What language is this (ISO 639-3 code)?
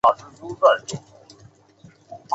zho